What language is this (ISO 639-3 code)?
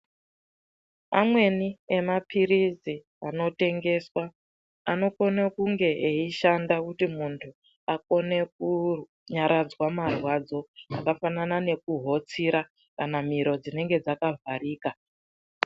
ndc